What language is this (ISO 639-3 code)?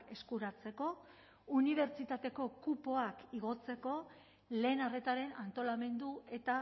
eus